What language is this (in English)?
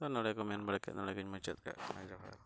Santali